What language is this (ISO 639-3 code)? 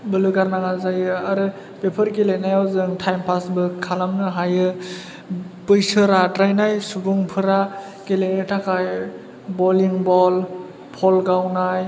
brx